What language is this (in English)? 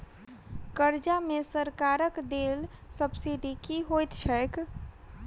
Maithili